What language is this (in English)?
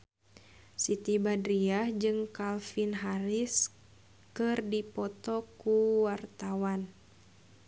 Sundanese